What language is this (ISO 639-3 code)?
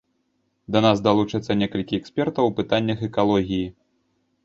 bel